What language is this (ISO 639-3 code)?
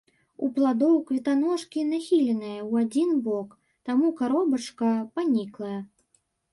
bel